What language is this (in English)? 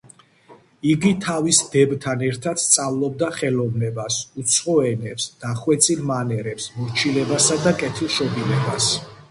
Georgian